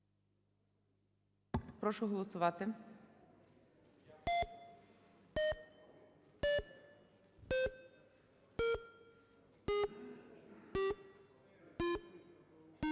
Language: Ukrainian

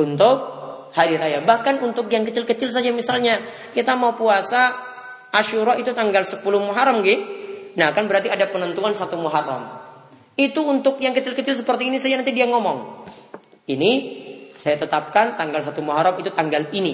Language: Indonesian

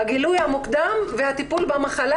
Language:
Hebrew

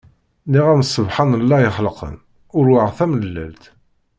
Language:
Kabyle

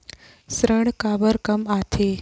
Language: Chhattisgarhi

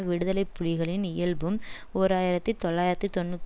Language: Tamil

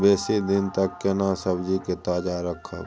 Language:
Maithili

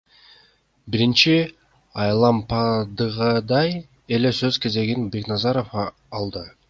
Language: Kyrgyz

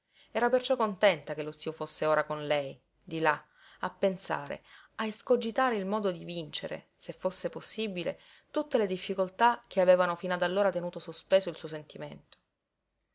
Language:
Italian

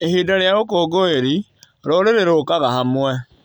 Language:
Kikuyu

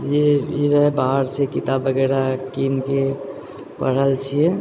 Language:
Maithili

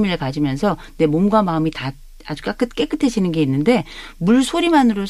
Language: Korean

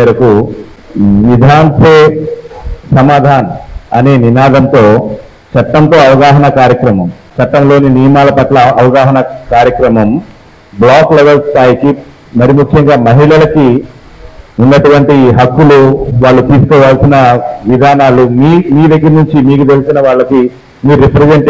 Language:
Telugu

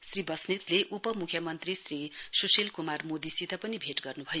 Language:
Nepali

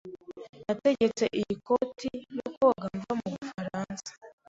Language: Kinyarwanda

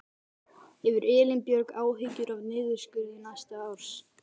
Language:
Icelandic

